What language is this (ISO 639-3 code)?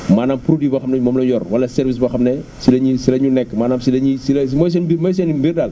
wol